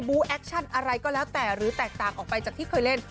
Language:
Thai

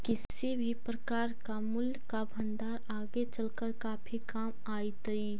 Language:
Magahi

